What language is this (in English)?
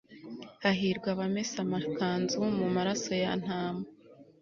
Kinyarwanda